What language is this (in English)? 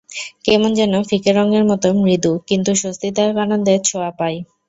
Bangla